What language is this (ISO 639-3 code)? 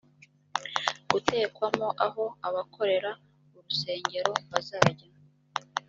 kin